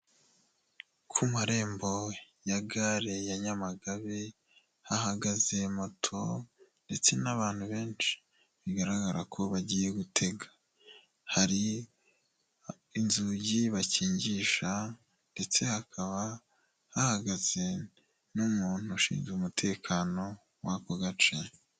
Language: Kinyarwanda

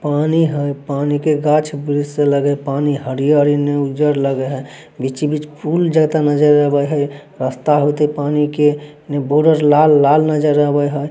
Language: Magahi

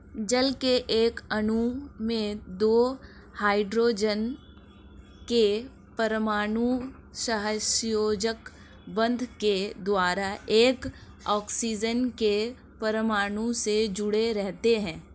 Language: Hindi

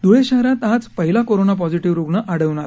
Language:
Marathi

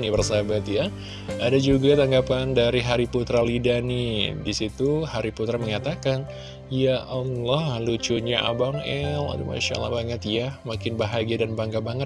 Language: Indonesian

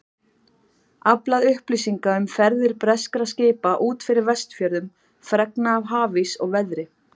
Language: Icelandic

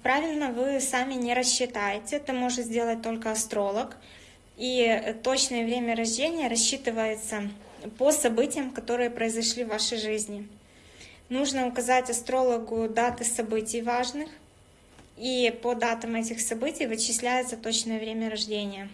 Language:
Russian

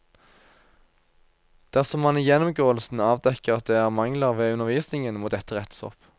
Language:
Norwegian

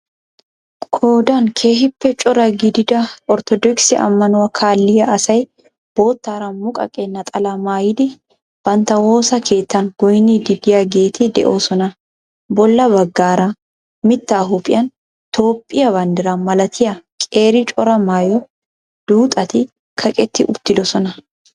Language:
Wolaytta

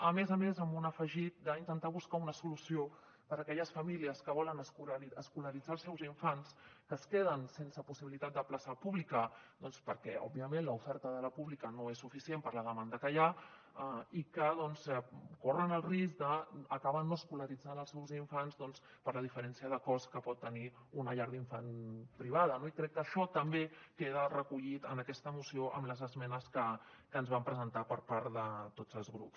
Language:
Catalan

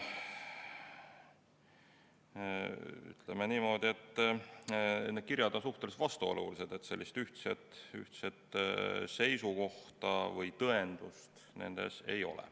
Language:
Estonian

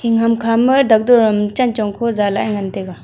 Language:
Wancho Naga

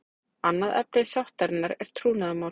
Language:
Icelandic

